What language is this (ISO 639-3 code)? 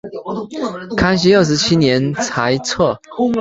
zho